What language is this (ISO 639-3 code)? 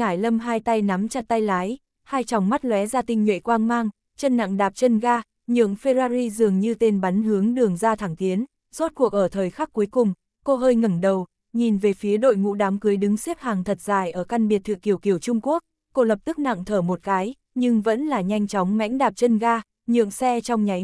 vie